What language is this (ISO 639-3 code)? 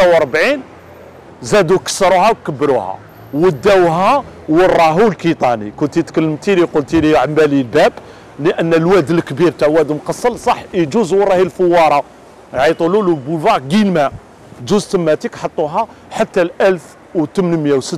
ara